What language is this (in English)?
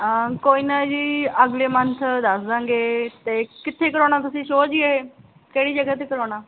Punjabi